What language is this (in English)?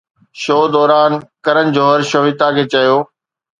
Sindhi